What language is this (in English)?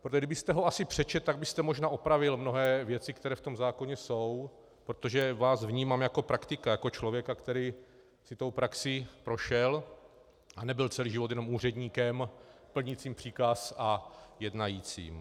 Czech